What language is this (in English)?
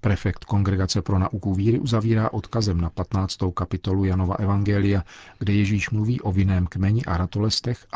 Czech